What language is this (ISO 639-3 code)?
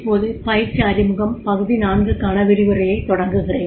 tam